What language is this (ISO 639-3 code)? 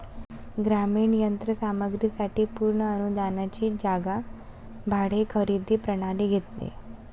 mar